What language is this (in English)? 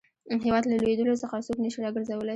Pashto